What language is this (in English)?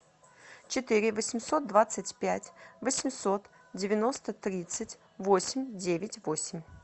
Russian